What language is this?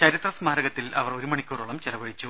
Malayalam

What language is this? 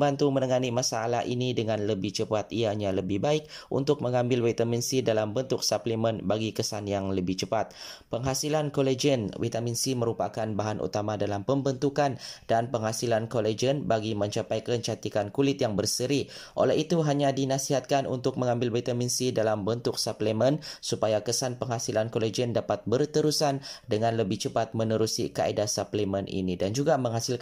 Malay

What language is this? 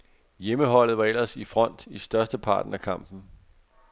Danish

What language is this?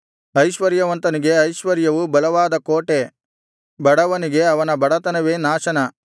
Kannada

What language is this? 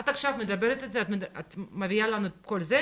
Hebrew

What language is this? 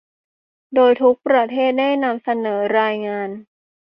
Thai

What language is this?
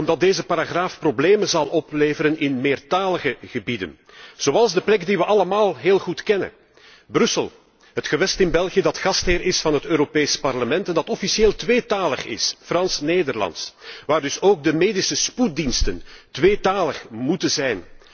Dutch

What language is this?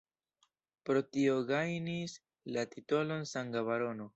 Esperanto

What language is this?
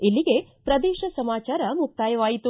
Kannada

